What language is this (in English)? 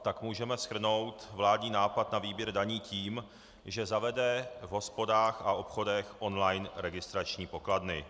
Czech